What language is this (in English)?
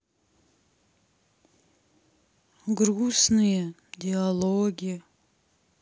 Russian